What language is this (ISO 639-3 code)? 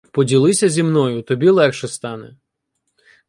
ukr